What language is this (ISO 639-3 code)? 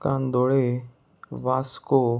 kok